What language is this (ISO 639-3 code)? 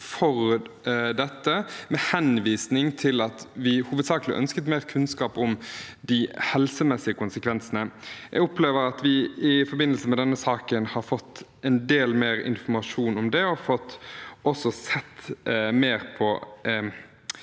nor